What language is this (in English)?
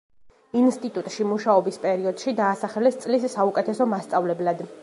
Georgian